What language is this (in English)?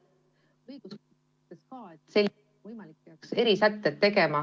Estonian